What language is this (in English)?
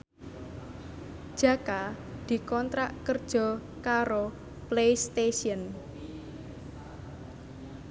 Javanese